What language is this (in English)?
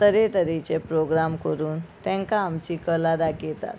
Konkani